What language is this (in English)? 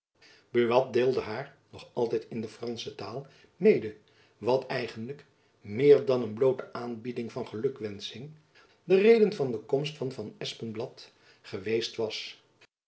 Dutch